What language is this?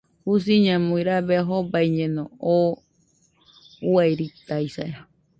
Nüpode Huitoto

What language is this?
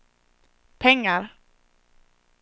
Swedish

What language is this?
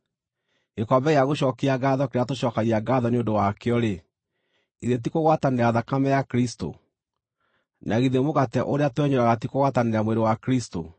Kikuyu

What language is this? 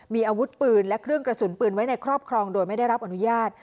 Thai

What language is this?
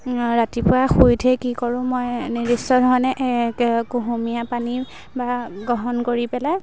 Assamese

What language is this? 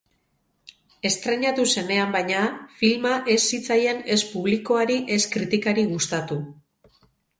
Basque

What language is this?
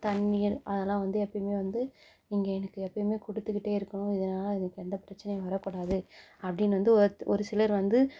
Tamil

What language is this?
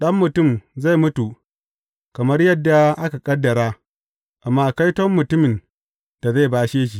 Hausa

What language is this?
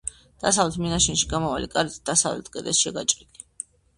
Georgian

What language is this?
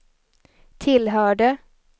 Swedish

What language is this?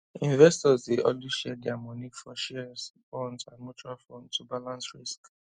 Nigerian Pidgin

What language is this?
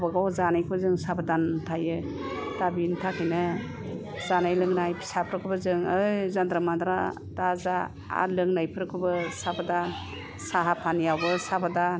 Bodo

